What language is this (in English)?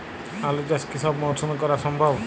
Bangla